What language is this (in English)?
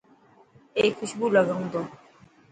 Dhatki